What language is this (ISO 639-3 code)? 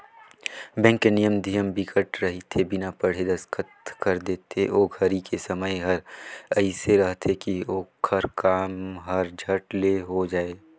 hne